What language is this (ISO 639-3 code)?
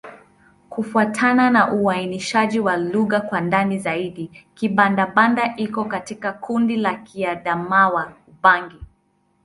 swa